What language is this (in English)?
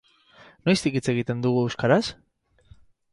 Basque